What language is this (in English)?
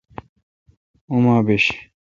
Kalkoti